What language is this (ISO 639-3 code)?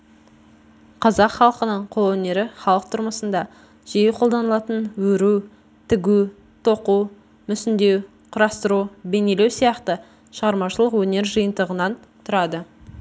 kaz